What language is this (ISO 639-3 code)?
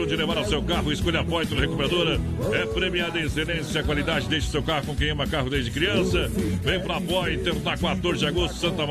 por